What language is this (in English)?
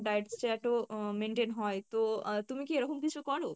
Bangla